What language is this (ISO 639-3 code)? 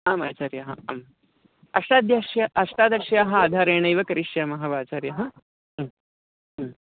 san